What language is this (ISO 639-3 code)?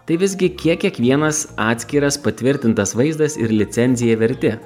lit